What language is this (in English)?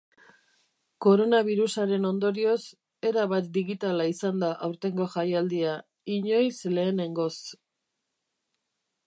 Basque